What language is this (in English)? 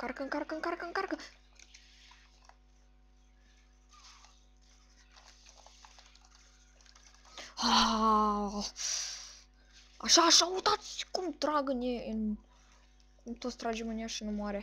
Romanian